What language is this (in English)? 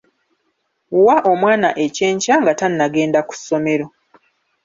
Ganda